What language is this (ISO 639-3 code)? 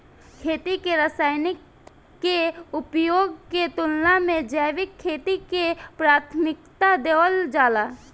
bho